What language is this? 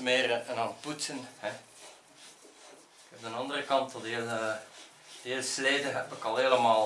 Dutch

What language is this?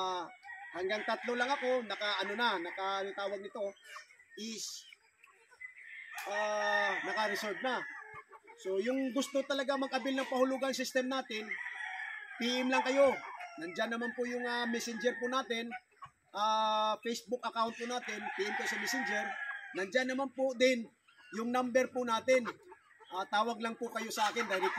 Filipino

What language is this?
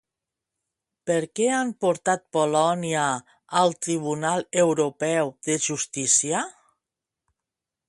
Catalan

